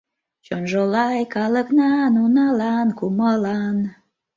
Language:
Mari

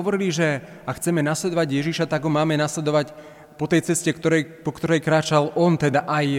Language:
Slovak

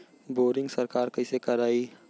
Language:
Bhojpuri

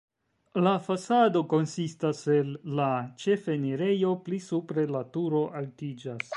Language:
Esperanto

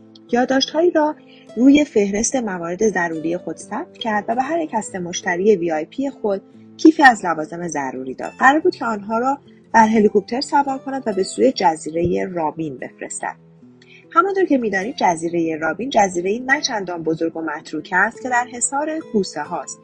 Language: Persian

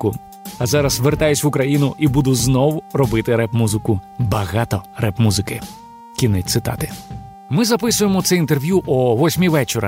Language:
Ukrainian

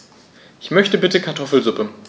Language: German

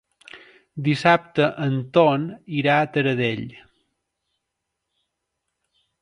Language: Catalan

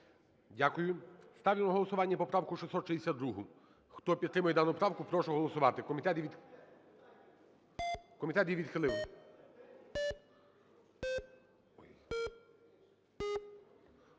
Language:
Ukrainian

